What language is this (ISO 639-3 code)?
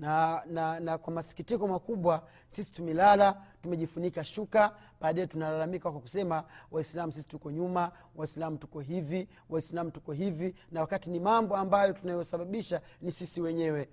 swa